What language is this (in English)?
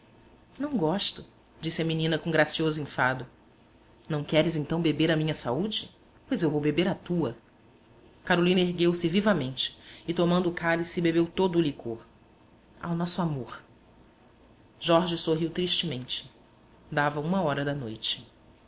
Portuguese